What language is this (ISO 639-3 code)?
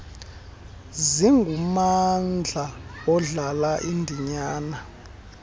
xho